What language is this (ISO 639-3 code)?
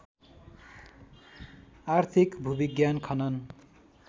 nep